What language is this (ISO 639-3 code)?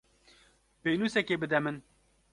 kur